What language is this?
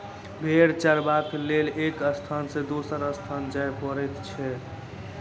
Maithili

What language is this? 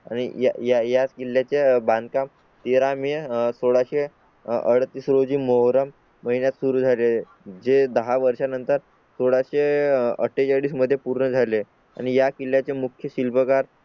Marathi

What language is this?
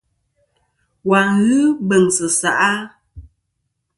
Kom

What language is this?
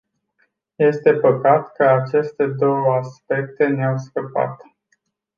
Romanian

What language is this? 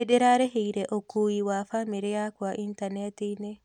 Kikuyu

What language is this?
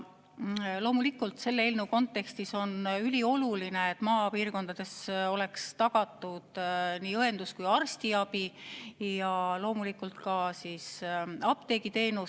Estonian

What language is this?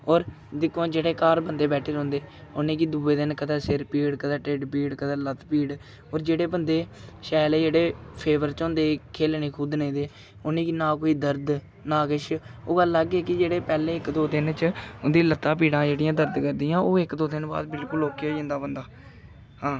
Dogri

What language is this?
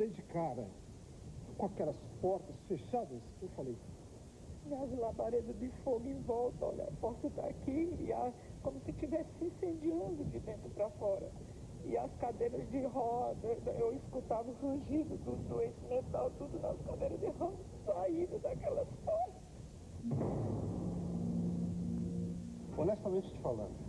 Portuguese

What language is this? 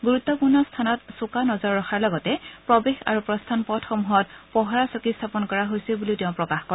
Assamese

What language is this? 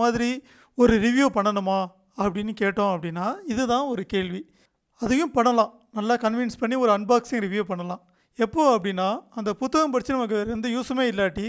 Tamil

